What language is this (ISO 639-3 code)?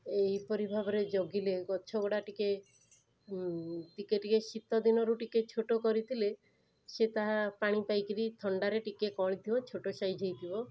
ori